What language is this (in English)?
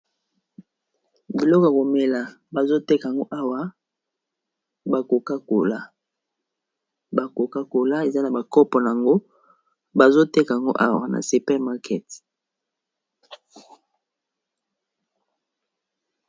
Lingala